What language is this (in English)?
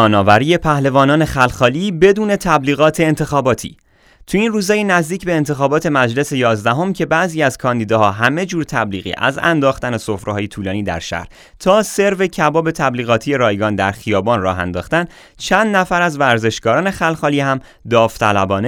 Persian